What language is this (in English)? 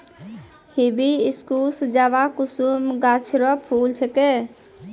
Maithili